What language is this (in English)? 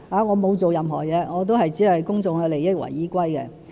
Cantonese